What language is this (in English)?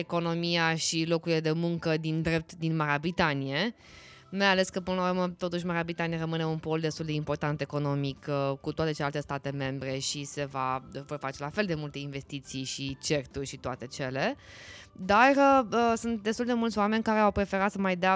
Romanian